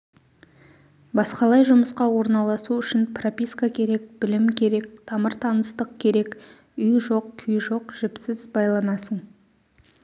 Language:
Kazakh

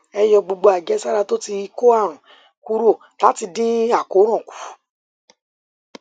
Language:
Yoruba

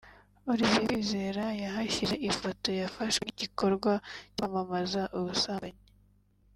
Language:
Kinyarwanda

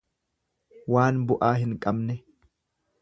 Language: Oromo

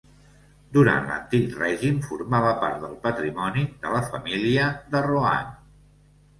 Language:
Catalan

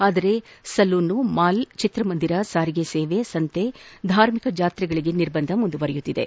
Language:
Kannada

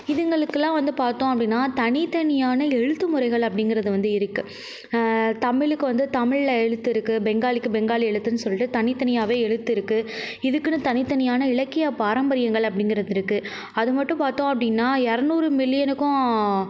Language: Tamil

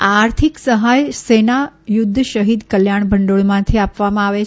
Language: Gujarati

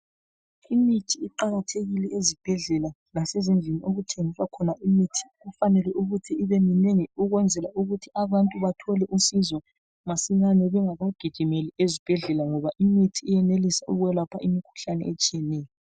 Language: North Ndebele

